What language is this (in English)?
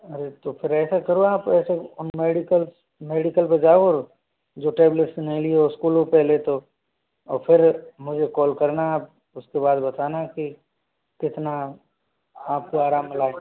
Hindi